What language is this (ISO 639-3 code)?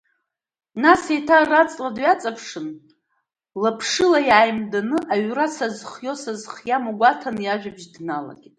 abk